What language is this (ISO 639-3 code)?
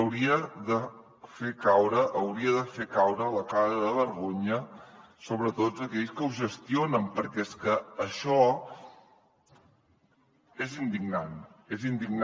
cat